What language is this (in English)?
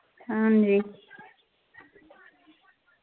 Dogri